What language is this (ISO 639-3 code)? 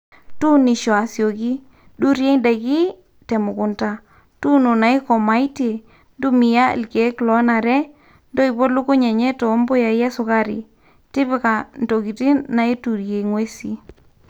mas